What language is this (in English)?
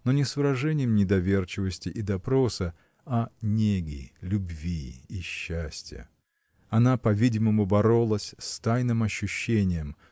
Russian